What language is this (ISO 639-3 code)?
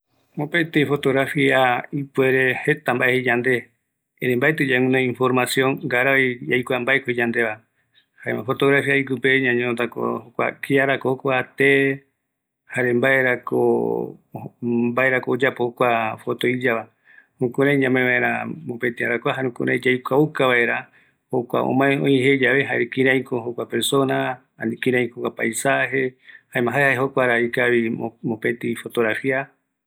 gui